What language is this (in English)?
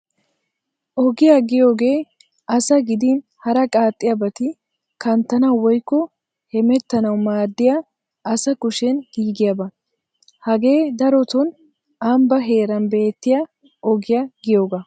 Wolaytta